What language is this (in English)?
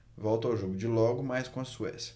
Portuguese